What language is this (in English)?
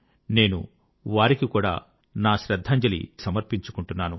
Telugu